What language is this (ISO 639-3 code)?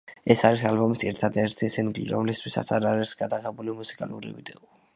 kat